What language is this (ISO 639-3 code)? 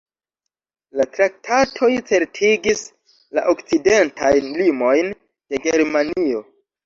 epo